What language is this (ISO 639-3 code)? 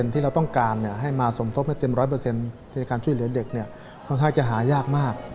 tha